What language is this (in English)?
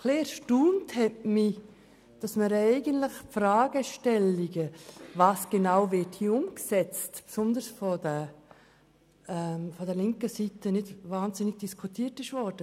Swiss German